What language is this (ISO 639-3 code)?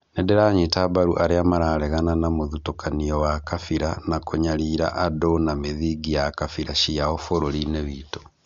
kik